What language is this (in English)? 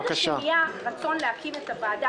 Hebrew